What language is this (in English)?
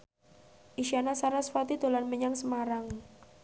Javanese